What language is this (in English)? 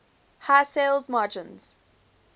English